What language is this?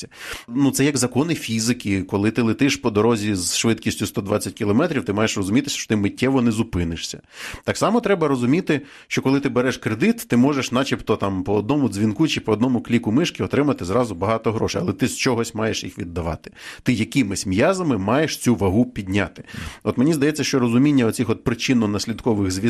Ukrainian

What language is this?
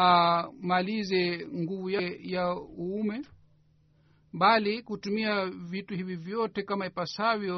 Swahili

